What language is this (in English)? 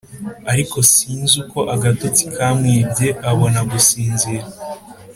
Kinyarwanda